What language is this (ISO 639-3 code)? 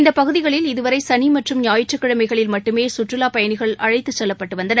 tam